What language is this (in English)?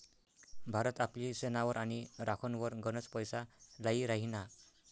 Marathi